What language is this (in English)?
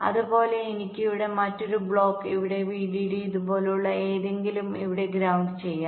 Malayalam